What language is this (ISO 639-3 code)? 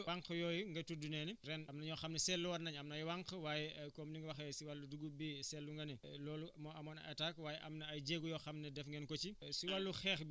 wol